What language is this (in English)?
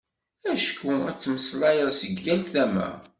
Kabyle